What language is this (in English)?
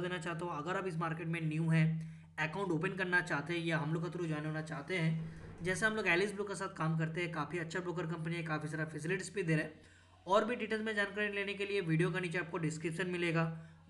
Hindi